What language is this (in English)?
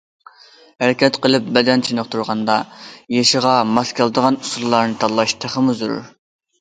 Uyghur